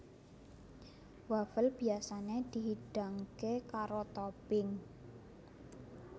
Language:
Javanese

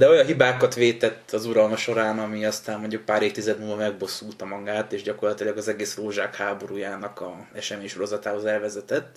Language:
Hungarian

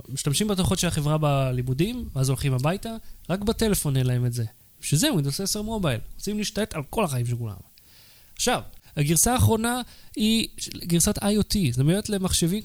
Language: Hebrew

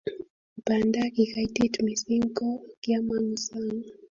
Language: Kalenjin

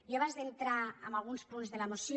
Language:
Catalan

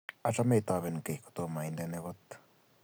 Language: Kalenjin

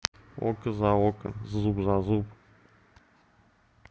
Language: Russian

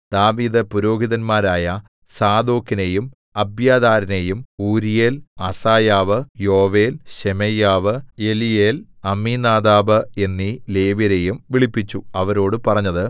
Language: Malayalam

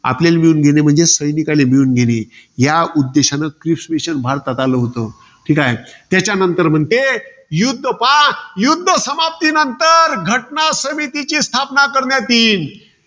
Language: Marathi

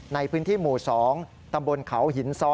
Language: Thai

